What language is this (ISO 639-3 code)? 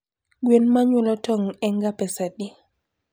luo